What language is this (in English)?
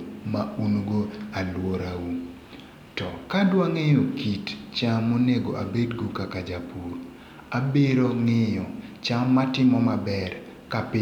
Luo (Kenya and Tanzania)